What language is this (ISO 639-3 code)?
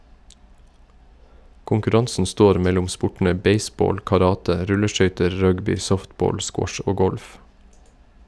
nor